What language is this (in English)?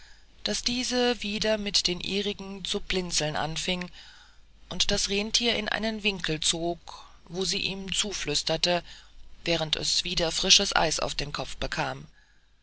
German